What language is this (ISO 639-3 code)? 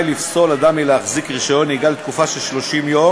heb